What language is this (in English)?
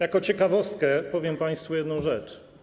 Polish